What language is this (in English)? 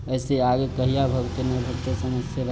Maithili